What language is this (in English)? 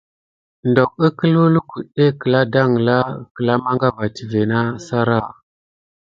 Gidar